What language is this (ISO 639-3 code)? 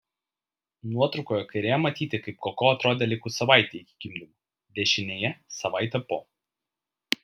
lit